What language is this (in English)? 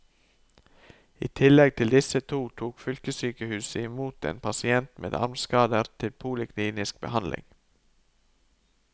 Norwegian